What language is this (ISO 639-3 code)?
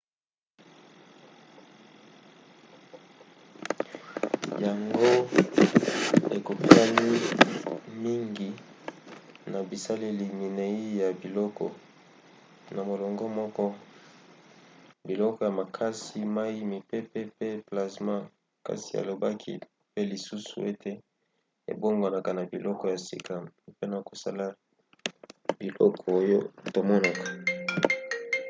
lin